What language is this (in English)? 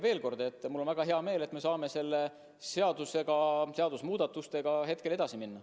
Estonian